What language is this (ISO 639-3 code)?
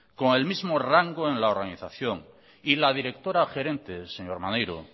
spa